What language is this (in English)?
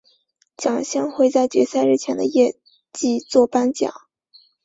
Chinese